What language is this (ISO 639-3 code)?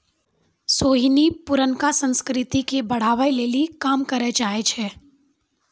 mai